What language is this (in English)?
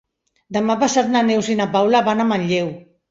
Catalan